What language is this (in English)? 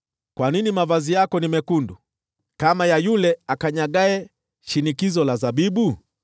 Swahili